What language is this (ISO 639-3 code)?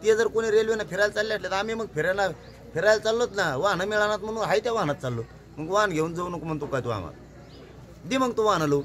mar